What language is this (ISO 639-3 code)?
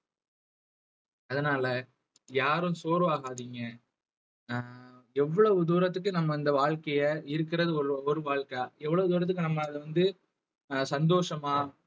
tam